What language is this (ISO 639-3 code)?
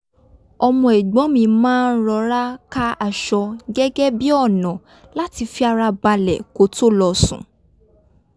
yor